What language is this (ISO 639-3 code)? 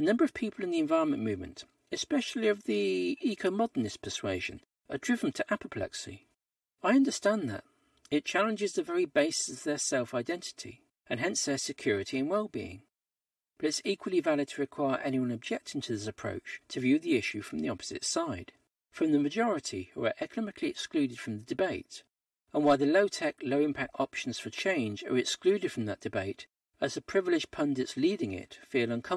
eng